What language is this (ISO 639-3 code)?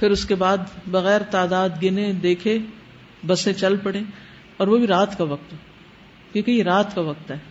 urd